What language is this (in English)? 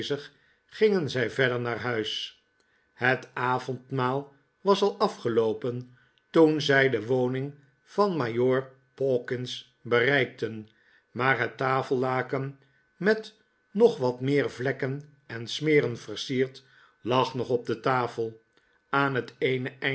Dutch